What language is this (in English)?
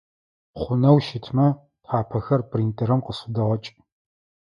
Adyghe